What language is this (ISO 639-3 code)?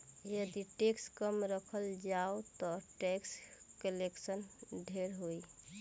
bho